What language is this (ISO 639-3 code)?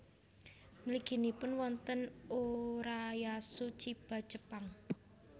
jav